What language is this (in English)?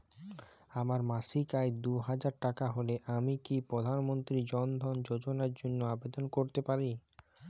Bangla